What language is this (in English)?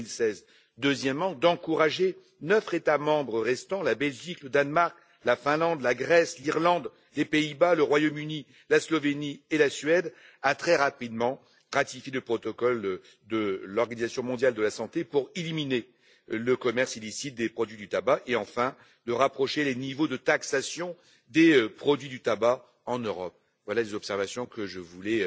French